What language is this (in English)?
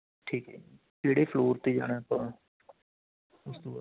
Punjabi